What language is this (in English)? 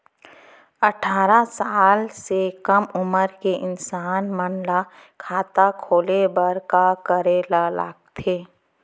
Chhattisgarhi